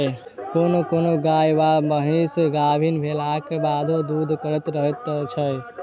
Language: Maithili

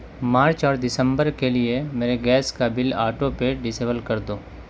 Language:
Urdu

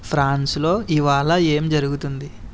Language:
Telugu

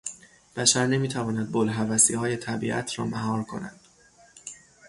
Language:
Persian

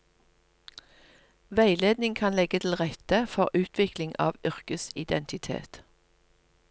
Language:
Norwegian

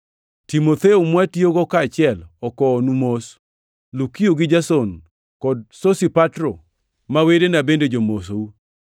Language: Luo (Kenya and Tanzania)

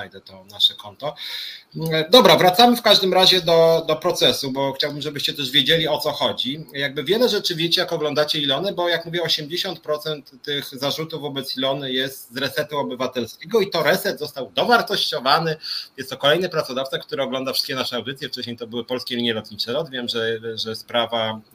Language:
Polish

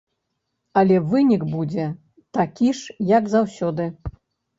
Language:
Belarusian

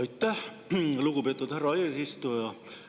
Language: Estonian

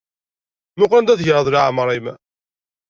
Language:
Kabyle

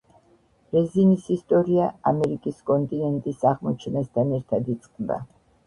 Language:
Georgian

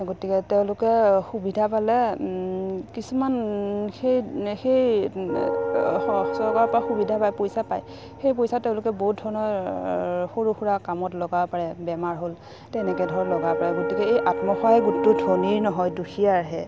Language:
Assamese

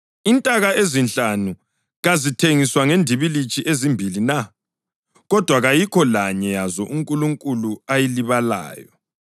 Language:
North Ndebele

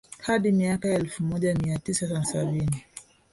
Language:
Swahili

